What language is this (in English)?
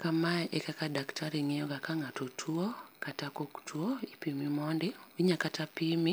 Luo (Kenya and Tanzania)